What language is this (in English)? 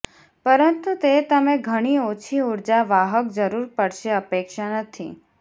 Gujarati